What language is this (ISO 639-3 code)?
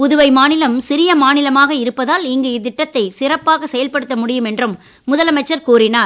tam